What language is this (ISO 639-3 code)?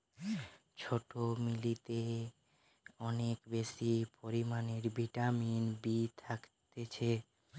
ben